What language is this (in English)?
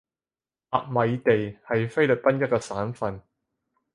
Cantonese